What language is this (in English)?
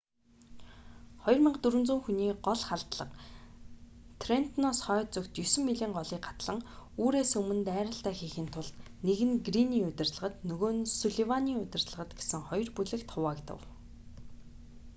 Mongolian